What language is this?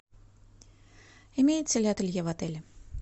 Russian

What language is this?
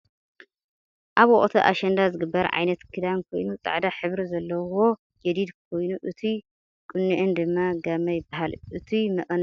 Tigrinya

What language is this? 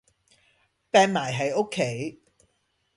Cantonese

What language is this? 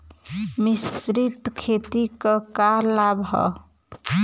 Bhojpuri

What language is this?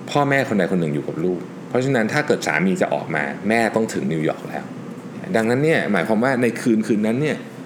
Thai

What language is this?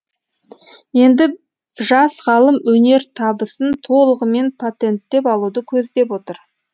Kazakh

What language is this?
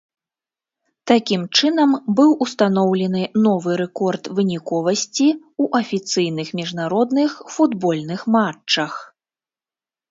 Belarusian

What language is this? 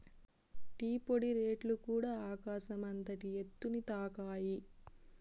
Telugu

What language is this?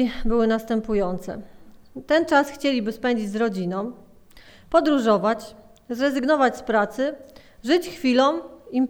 Polish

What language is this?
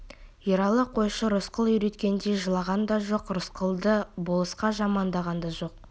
Kazakh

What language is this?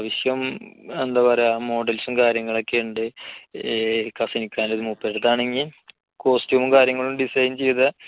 Malayalam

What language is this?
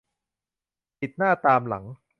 Thai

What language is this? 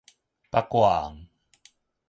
Min Nan Chinese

